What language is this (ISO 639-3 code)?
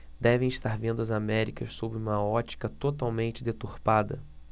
por